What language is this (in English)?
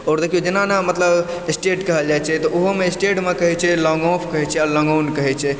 Maithili